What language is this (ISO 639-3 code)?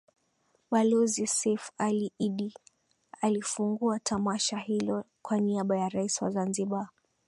swa